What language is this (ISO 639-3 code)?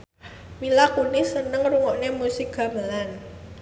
jav